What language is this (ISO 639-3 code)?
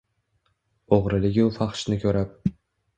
uzb